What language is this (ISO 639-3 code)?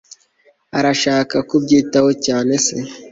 kin